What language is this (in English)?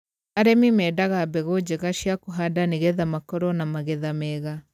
Kikuyu